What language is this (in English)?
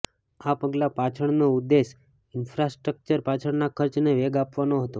Gujarati